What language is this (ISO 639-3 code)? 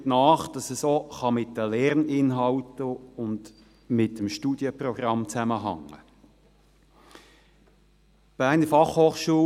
gsw